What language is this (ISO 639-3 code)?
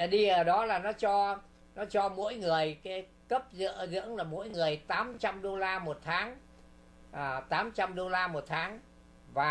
vie